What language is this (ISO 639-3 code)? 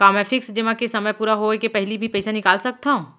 hne